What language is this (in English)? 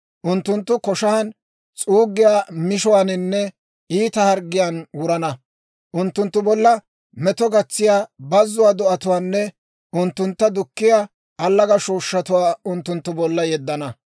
Dawro